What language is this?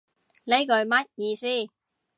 Cantonese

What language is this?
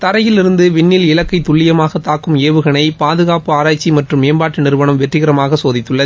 Tamil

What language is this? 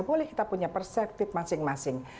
Indonesian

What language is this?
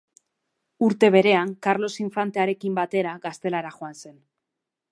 Basque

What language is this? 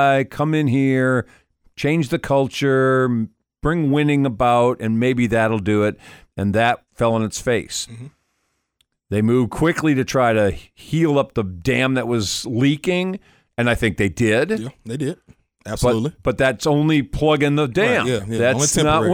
English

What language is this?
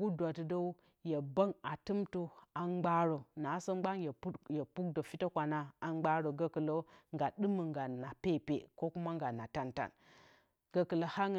Bacama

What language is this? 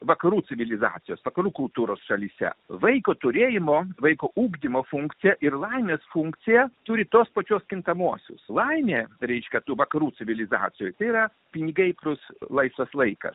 Lithuanian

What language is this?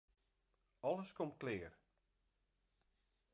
Western Frisian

